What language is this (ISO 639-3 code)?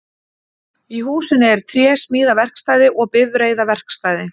isl